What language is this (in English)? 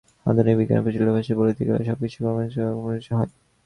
Bangla